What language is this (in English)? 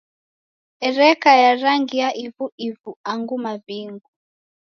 Taita